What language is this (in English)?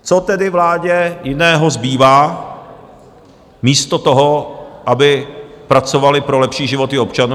Czech